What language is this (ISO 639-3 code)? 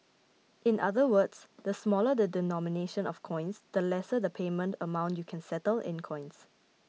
eng